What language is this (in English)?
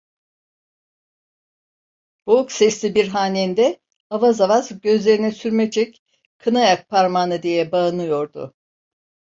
Turkish